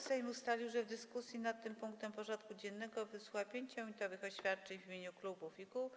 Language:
Polish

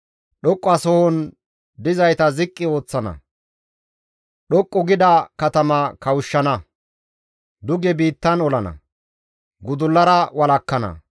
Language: Gamo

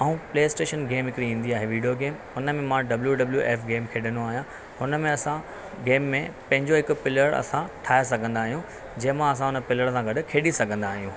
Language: Sindhi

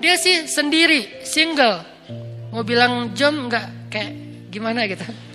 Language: Indonesian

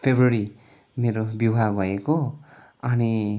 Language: Nepali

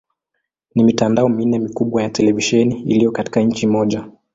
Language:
Swahili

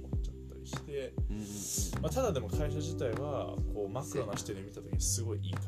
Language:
Japanese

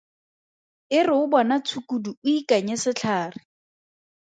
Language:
Tswana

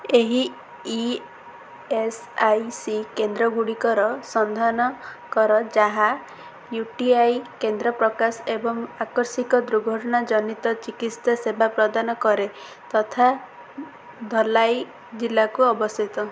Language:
Odia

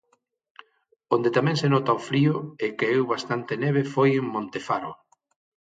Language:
Galician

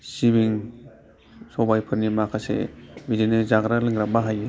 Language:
Bodo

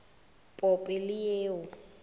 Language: Northern Sotho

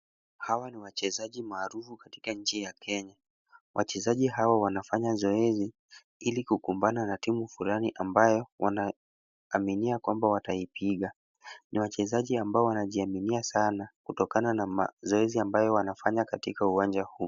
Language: Swahili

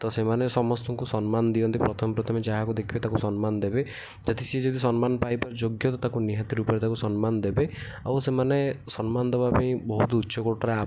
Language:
Odia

